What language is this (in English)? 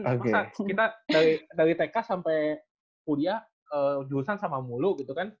Indonesian